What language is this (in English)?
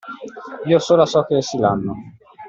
Italian